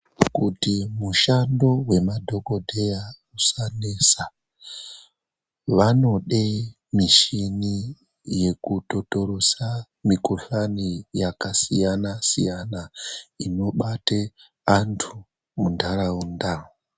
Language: Ndau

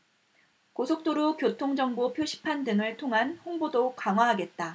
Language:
Korean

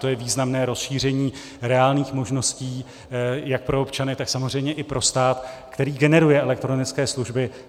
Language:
Czech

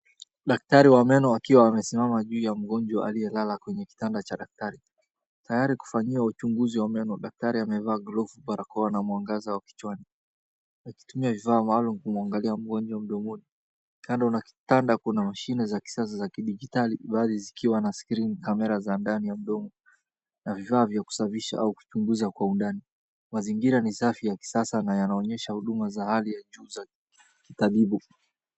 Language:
Swahili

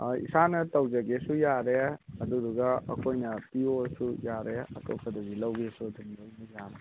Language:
Manipuri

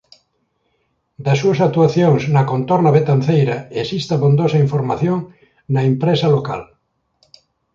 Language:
Galician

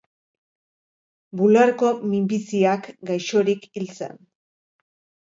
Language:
Basque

